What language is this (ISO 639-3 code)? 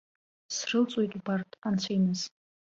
abk